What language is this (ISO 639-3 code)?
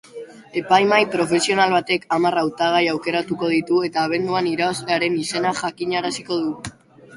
eus